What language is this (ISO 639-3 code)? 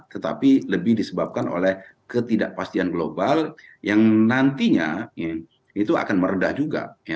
ind